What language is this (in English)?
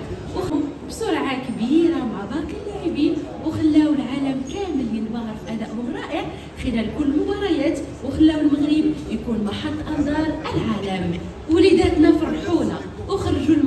Arabic